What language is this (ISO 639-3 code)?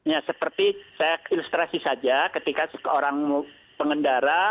ind